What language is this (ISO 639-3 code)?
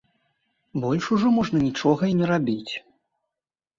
bel